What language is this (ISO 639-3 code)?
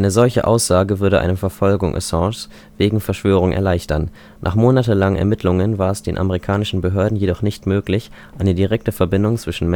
deu